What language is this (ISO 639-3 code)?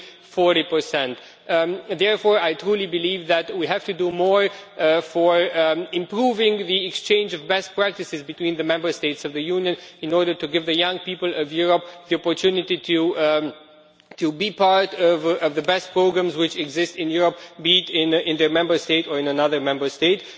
eng